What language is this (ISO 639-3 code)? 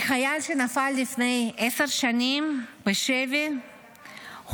heb